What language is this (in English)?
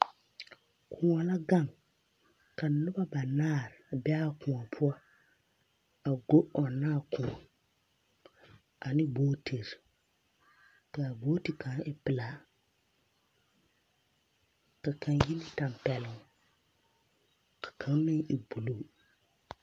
Southern Dagaare